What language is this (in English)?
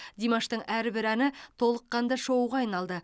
Kazakh